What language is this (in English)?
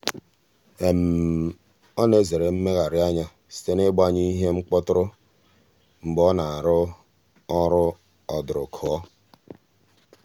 Igbo